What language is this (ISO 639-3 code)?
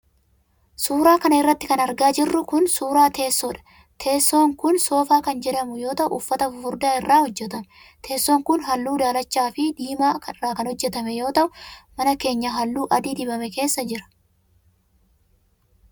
orm